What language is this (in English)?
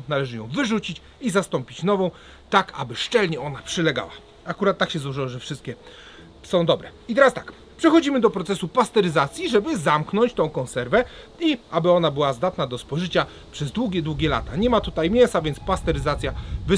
Polish